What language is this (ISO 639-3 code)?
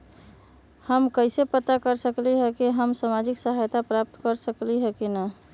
mag